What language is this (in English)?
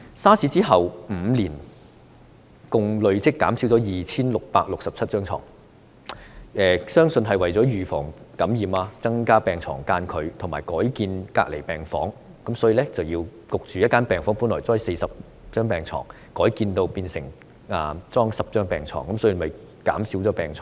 Cantonese